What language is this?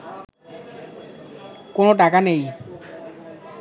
Bangla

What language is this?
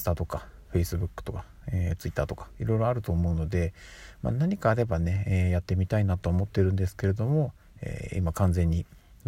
Japanese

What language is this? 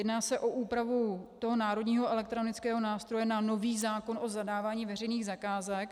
Czech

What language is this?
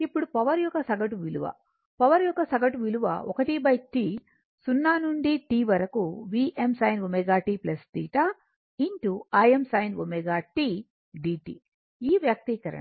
Telugu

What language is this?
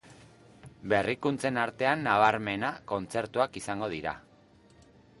Basque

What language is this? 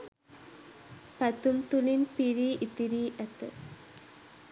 Sinhala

